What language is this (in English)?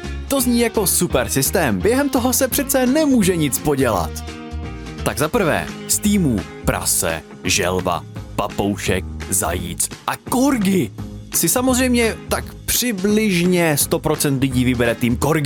Czech